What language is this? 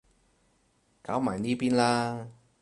Cantonese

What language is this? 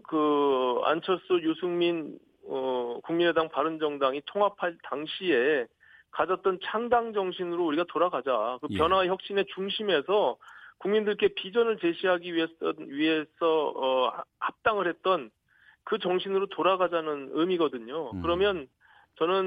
Korean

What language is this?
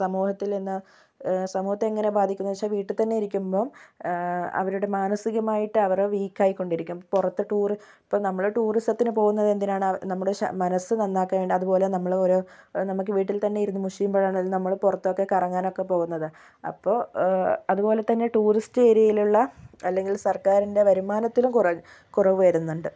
Malayalam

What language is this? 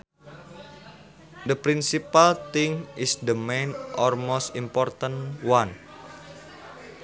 Sundanese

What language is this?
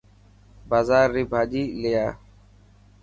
Dhatki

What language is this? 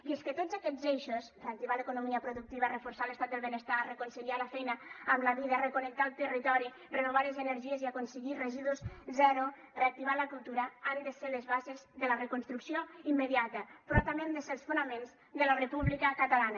Catalan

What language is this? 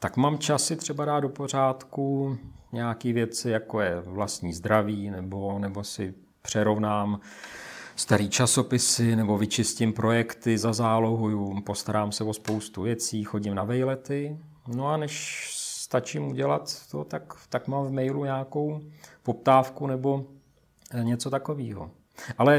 Czech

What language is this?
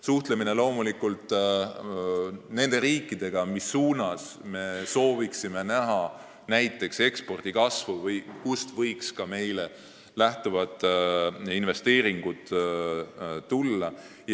Estonian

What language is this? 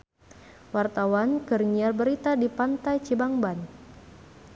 Sundanese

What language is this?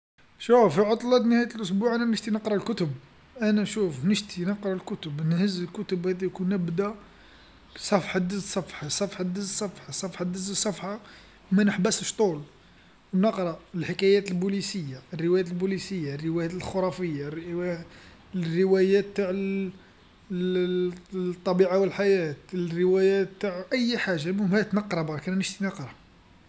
Algerian Arabic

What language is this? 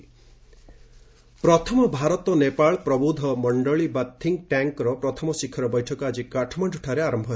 Odia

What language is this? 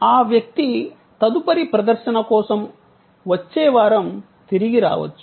Telugu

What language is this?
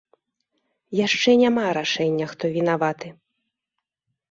Belarusian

